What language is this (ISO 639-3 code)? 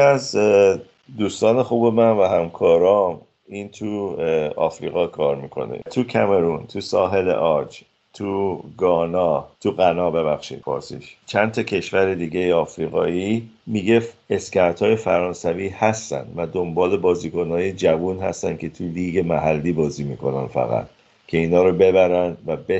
fas